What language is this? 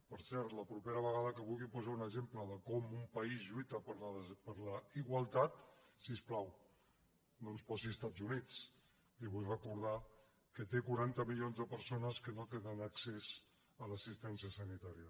Catalan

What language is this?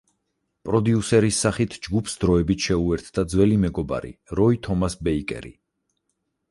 Georgian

